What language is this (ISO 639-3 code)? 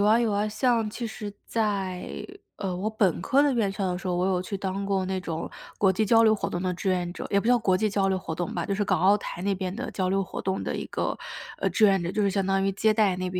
zho